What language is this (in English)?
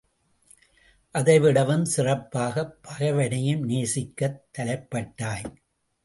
Tamil